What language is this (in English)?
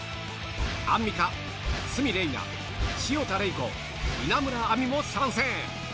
Japanese